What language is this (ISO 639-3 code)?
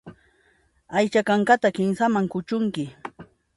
qxp